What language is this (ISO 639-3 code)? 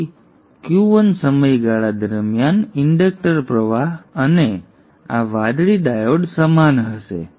guj